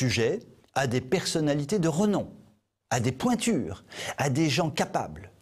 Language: French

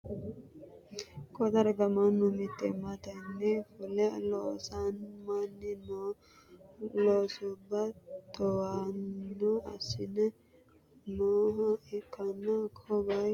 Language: Sidamo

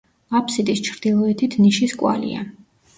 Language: Georgian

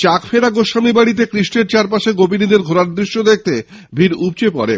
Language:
Bangla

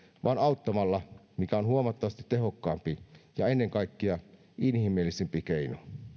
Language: Finnish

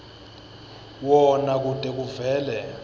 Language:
Swati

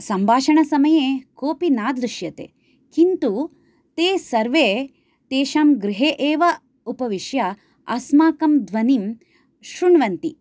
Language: Sanskrit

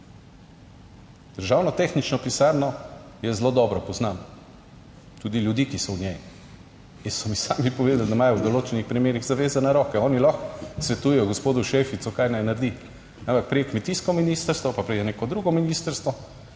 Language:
Slovenian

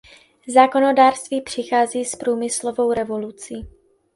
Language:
Czech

